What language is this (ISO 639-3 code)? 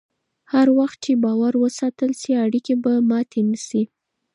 pus